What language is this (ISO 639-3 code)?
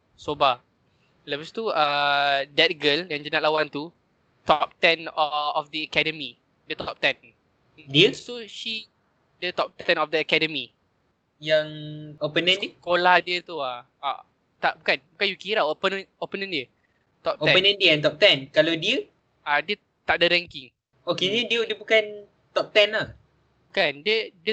msa